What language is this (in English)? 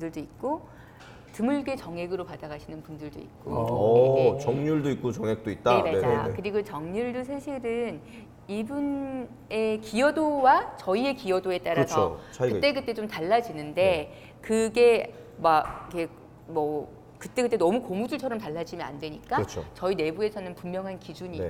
Korean